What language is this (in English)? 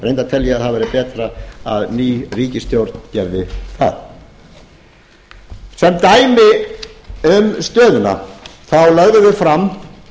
Icelandic